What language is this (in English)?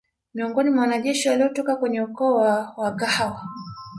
Swahili